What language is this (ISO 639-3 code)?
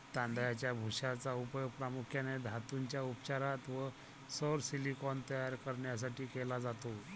mar